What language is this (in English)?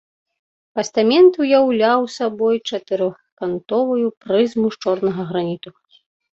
Belarusian